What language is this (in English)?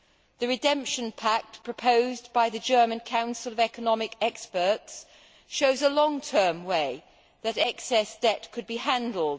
English